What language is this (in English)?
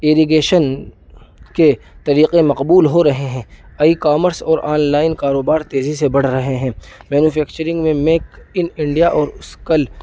Urdu